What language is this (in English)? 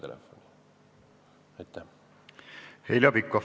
Estonian